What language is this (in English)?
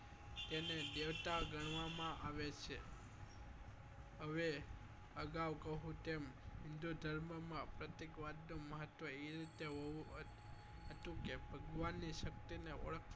Gujarati